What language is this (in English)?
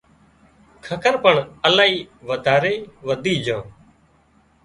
Wadiyara Koli